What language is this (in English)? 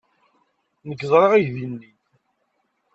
Kabyle